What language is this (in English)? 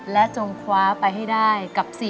Thai